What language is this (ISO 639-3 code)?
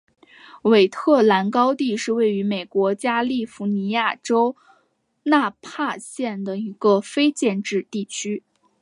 zho